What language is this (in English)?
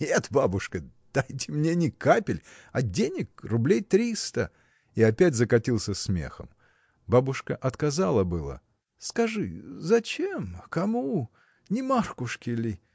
Russian